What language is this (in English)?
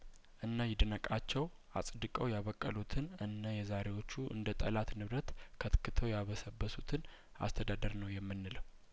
Amharic